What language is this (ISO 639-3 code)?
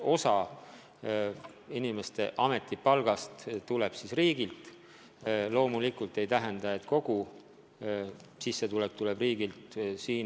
est